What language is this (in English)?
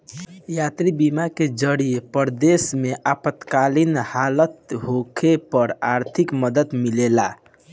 Bhojpuri